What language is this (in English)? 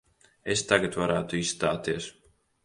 Latvian